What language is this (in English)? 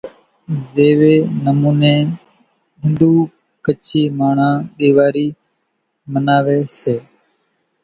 Kachi Koli